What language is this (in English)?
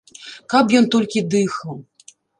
Belarusian